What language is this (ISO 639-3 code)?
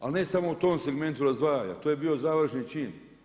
hrv